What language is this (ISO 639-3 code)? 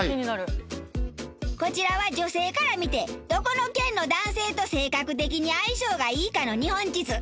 jpn